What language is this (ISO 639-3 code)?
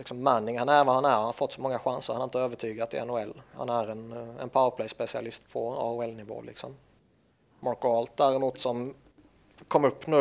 swe